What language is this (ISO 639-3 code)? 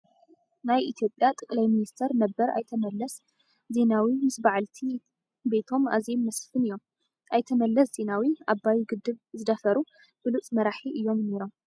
tir